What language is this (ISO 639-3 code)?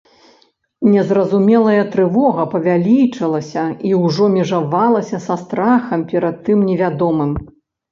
bel